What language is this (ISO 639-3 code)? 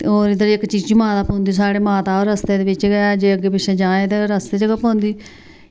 doi